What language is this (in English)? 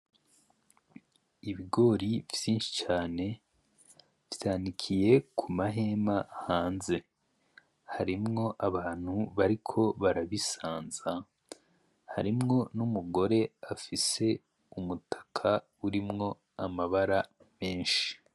Rundi